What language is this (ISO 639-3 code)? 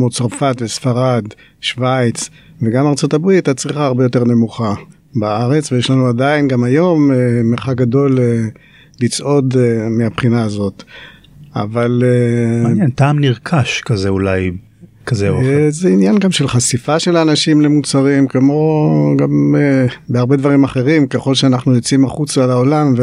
heb